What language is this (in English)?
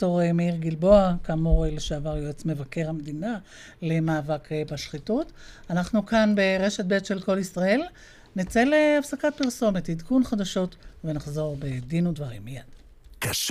Hebrew